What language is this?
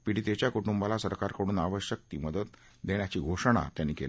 Marathi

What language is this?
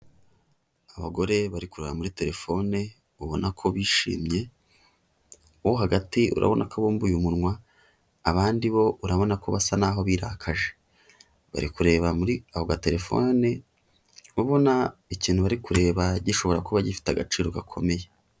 Kinyarwanda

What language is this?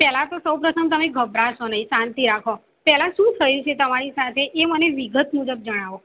Gujarati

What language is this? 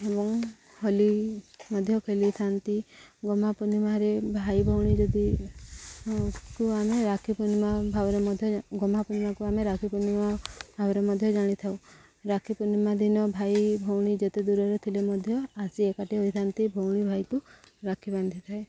Odia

